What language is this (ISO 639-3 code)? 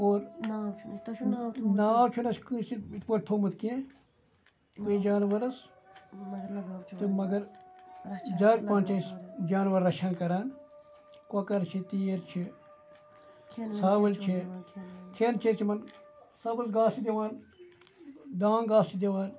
kas